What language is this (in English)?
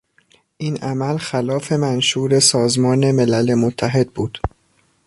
Persian